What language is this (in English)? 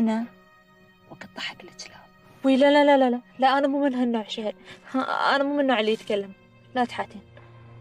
Arabic